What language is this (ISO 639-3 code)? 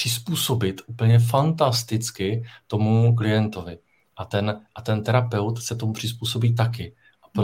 ces